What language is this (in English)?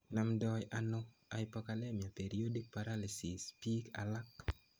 Kalenjin